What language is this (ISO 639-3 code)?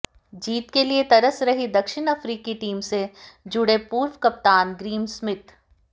hin